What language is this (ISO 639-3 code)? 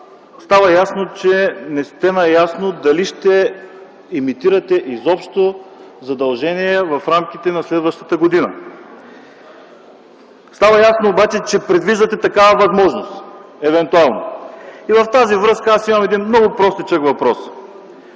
bul